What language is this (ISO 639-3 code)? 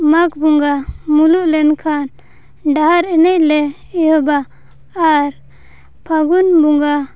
sat